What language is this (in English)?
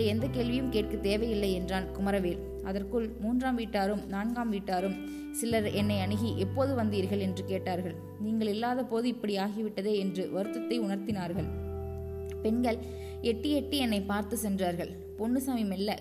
Tamil